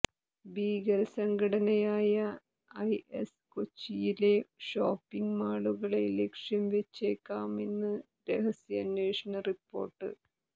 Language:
Malayalam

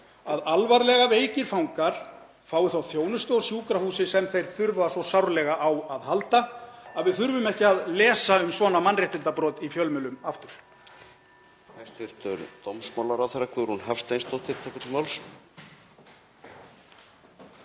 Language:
Icelandic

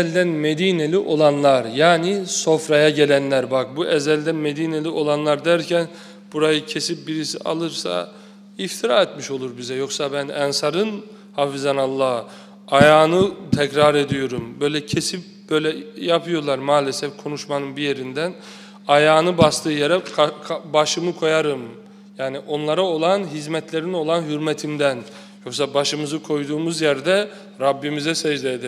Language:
Turkish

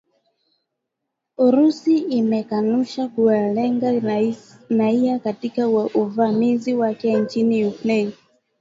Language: Swahili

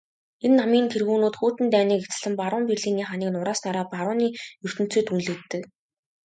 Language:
Mongolian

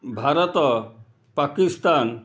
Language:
Odia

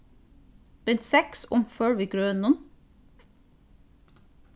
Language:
Faroese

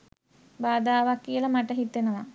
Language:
Sinhala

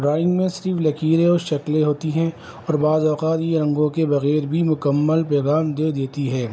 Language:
Urdu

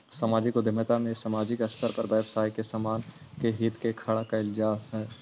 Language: Magahi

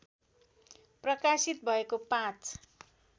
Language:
Nepali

